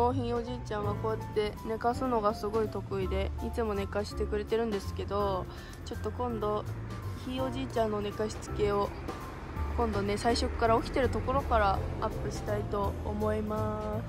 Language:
Japanese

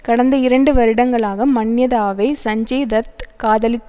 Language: Tamil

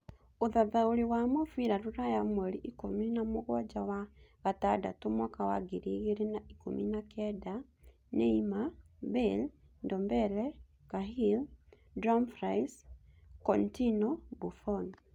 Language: Kikuyu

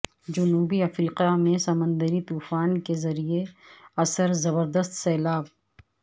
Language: Urdu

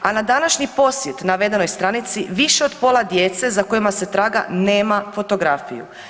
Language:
Croatian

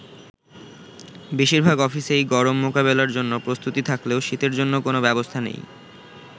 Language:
Bangla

